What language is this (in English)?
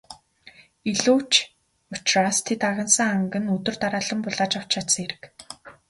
Mongolian